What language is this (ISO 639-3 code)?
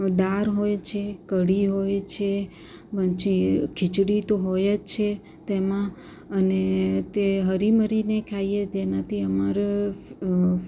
guj